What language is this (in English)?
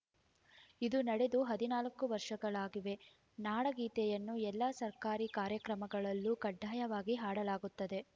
Kannada